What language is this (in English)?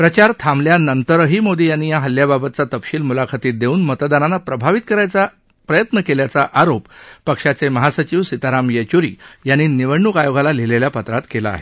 Marathi